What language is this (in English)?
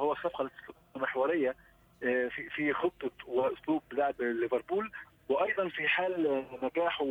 Arabic